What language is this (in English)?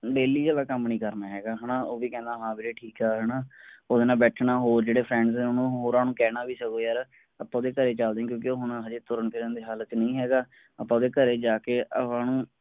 Punjabi